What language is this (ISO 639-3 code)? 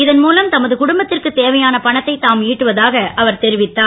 tam